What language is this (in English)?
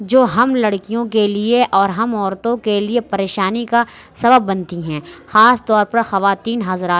Urdu